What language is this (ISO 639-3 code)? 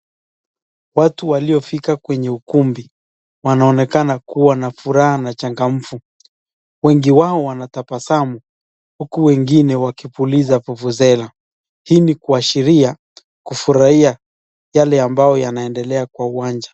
swa